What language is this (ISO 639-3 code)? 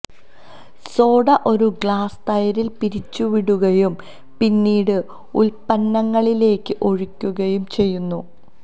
mal